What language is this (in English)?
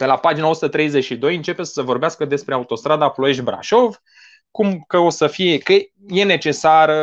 Romanian